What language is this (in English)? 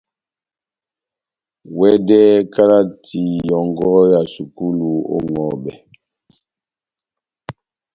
Batanga